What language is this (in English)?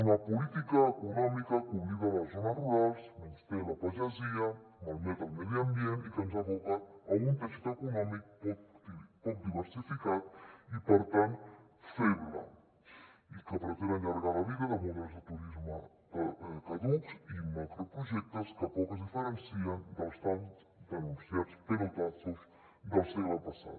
Catalan